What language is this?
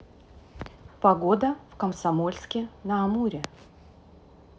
Russian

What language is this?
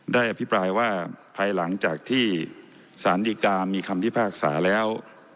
Thai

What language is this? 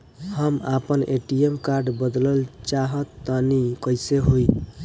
Bhojpuri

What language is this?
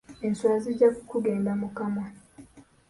Ganda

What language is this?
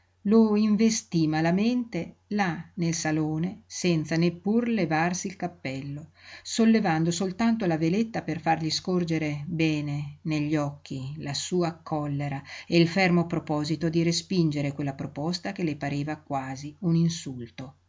Italian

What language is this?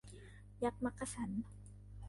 Thai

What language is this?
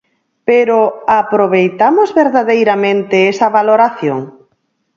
Galician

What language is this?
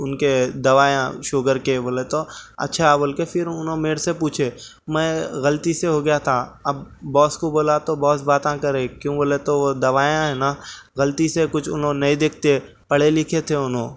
Urdu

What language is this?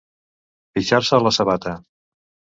Catalan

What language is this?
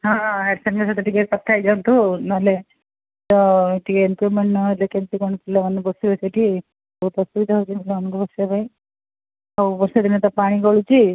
Odia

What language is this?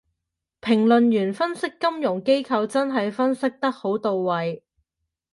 Cantonese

